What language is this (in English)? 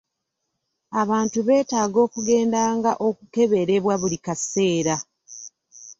Ganda